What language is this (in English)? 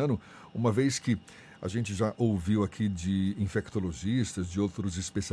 Portuguese